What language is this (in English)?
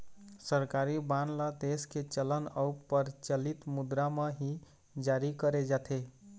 Chhattisgarhi